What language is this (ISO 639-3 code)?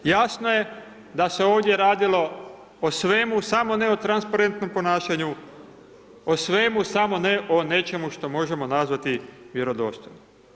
hrv